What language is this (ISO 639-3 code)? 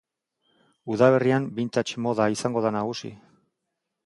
eus